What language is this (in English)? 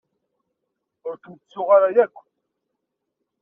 Kabyle